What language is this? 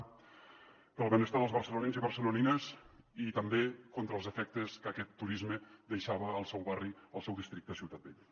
Catalan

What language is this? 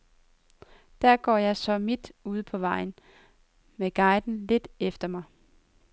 Danish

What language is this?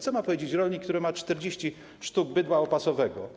Polish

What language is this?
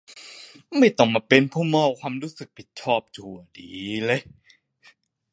Thai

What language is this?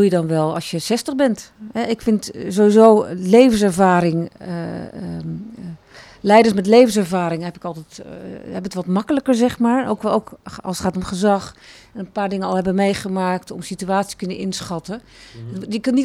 Dutch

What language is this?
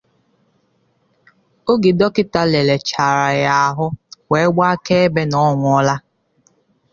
Igbo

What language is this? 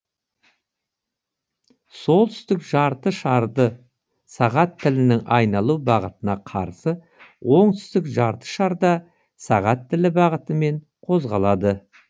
Kazakh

